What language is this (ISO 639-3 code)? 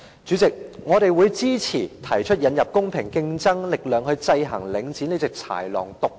yue